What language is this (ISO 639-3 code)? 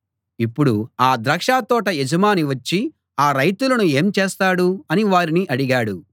tel